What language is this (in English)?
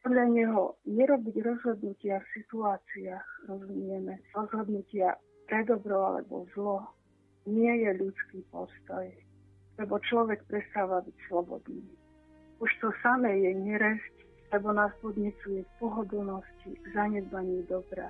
Slovak